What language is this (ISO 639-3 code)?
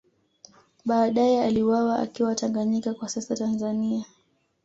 swa